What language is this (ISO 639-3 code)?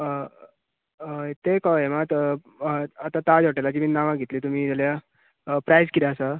kok